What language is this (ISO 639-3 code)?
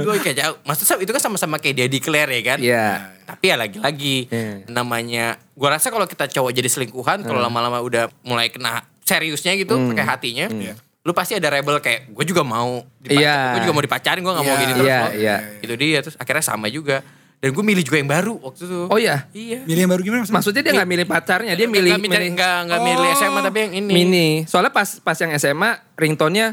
ind